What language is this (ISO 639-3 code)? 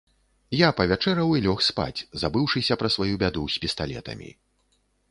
bel